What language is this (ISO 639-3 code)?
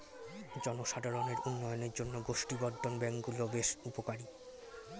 ben